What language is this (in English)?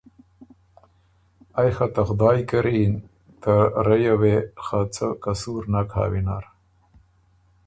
Ormuri